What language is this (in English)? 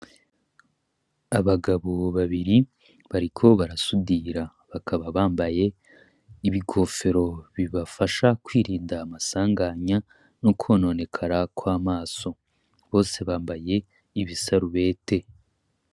Rundi